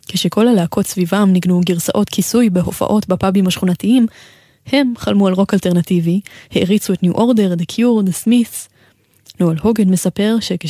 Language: Hebrew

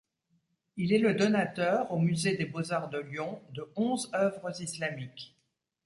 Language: French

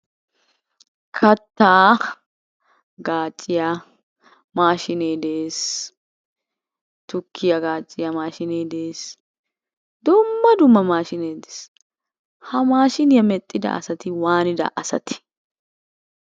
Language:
Wolaytta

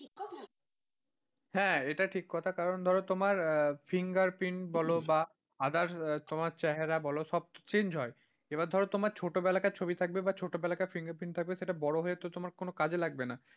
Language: Bangla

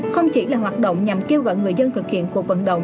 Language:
Vietnamese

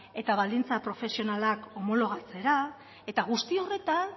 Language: Basque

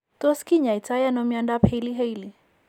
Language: Kalenjin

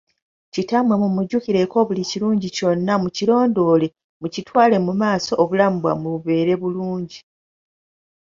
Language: Ganda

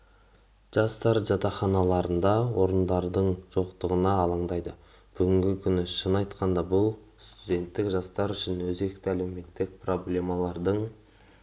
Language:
Kazakh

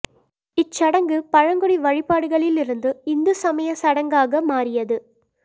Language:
Tamil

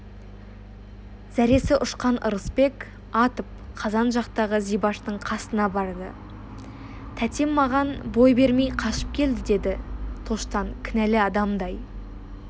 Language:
Kazakh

